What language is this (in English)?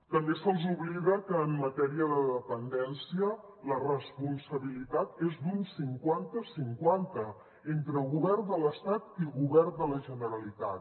Catalan